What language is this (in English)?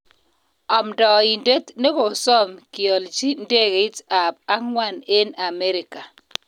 Kalenjin